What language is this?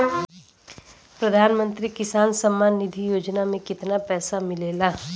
Bhojpuri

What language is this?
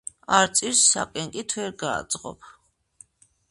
Georgian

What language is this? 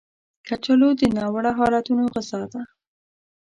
Pashto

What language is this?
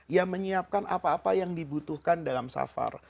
Indonesian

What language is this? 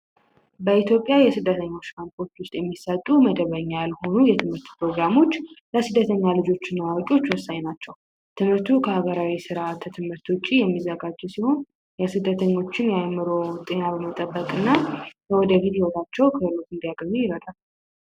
Amharic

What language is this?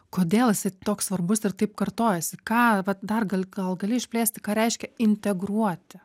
Lithuanian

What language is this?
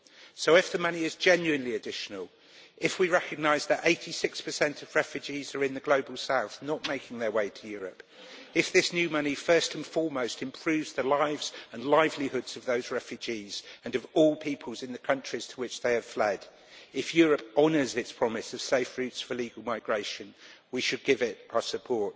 English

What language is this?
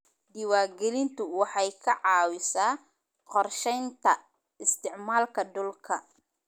Somali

